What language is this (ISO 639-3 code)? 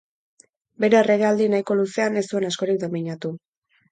eus